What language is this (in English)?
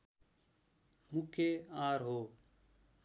Nepali